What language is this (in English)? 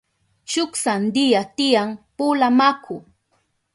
Southern Pastaza Quechua